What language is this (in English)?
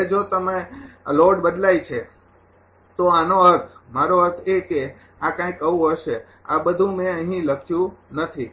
Gujarati